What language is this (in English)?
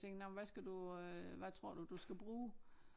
Danish